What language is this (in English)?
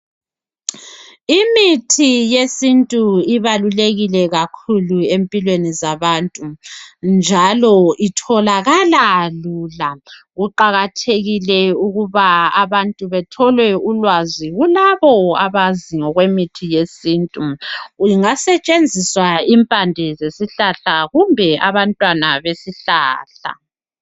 North Ndebele